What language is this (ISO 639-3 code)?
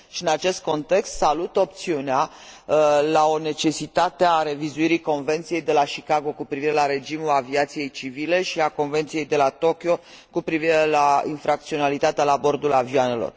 ron